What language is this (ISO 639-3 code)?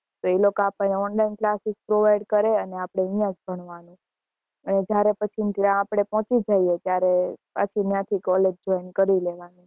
guj